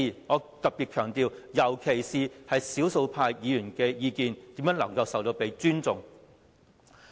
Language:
Cantonese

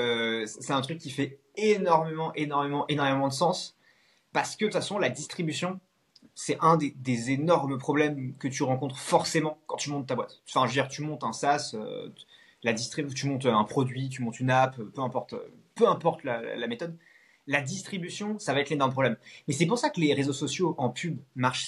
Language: French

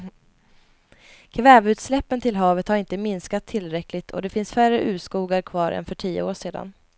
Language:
Swedish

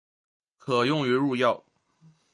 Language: Chinese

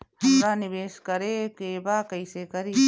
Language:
Bhojpuri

